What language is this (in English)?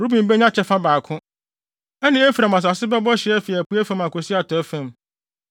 Akan